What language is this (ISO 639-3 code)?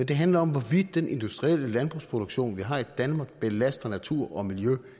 dan